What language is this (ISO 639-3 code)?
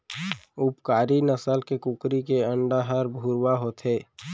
hne